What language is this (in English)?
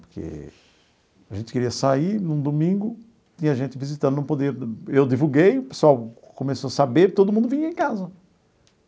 Portuguese